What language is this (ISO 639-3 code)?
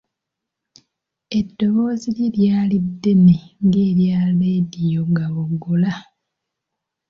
lug